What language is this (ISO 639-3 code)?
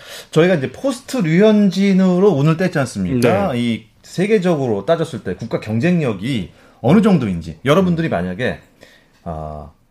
kor